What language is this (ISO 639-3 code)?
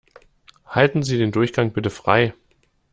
deu